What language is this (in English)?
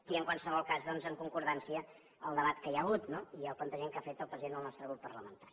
Catalan